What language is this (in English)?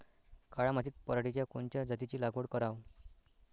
Marathi